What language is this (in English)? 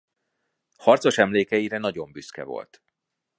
Hungarian